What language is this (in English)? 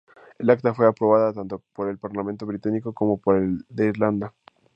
Spanish